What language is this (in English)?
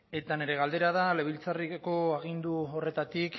Basque